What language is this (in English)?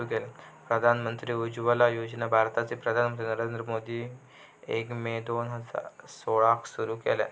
Marathi